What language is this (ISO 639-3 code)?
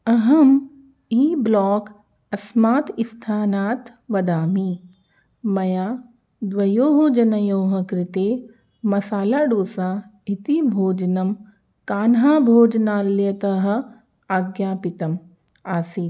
san